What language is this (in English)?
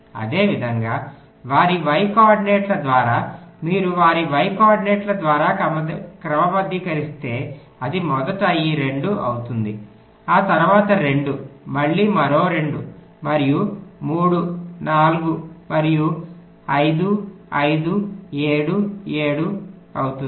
Telugu